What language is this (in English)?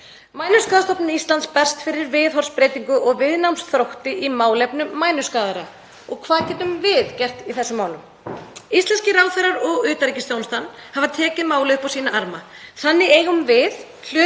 Icelandic